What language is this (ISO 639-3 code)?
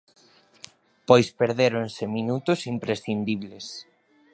glg